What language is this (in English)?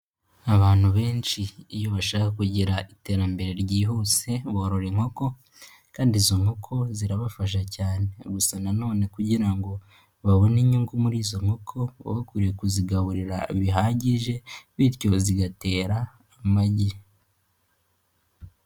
Kinyarwanda